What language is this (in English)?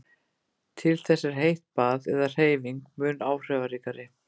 Icelandic